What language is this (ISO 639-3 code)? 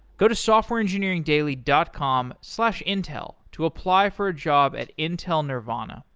eng